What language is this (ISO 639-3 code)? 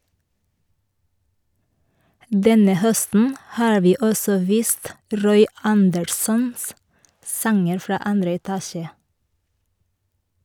nor